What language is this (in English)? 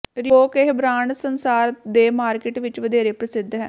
Punjabi